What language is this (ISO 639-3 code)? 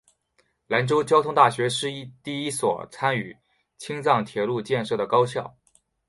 zho